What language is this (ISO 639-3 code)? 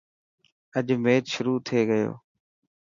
mki